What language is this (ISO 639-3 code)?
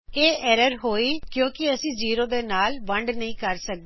pan